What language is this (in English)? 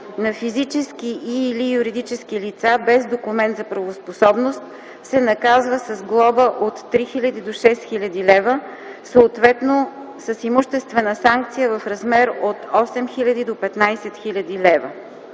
Bulgarian